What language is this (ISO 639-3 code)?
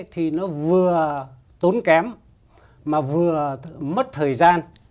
vie